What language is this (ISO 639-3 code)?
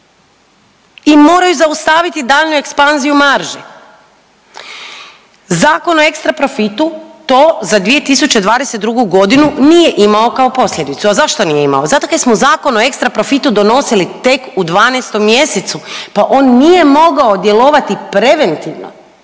hrv